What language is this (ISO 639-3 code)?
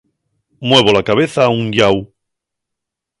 ast